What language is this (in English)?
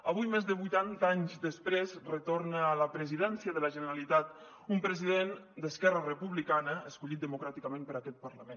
Catalan